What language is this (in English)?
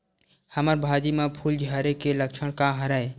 Chhattisgarhi